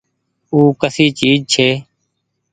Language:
Goaria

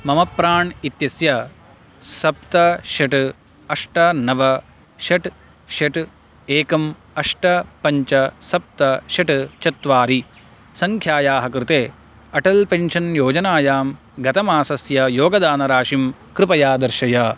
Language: Sanskrit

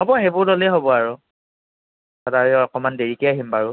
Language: Assamese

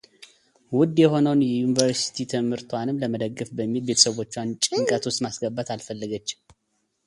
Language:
Amharic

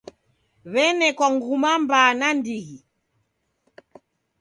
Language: Taita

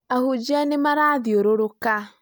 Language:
Kikuyu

